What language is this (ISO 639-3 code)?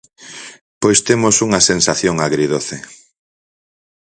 glg